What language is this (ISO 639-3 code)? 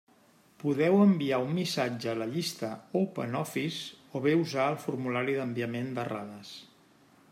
cat